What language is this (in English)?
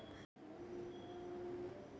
Kannada